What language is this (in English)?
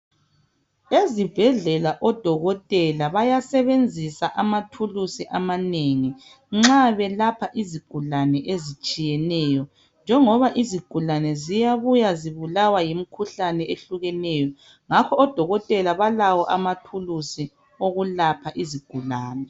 North Ndebele